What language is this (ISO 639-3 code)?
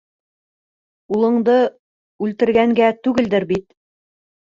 bak